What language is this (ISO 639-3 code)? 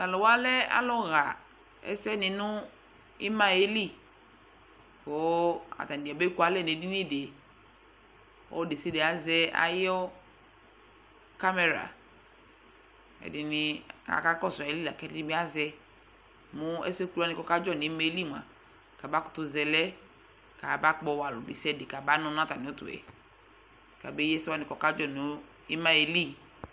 kpo